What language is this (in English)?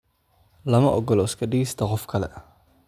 Somali